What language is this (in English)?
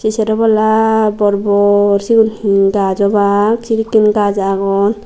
Chakma